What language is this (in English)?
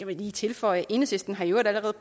Danish